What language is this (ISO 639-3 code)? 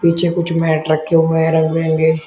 hin